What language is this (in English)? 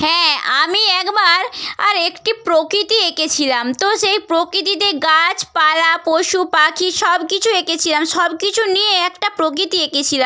Bangla